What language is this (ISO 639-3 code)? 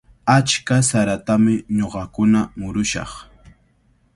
qvl